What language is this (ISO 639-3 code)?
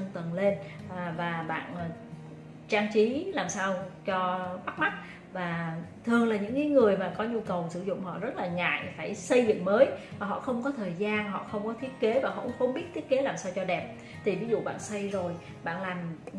vie